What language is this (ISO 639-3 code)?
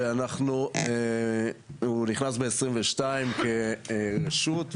heb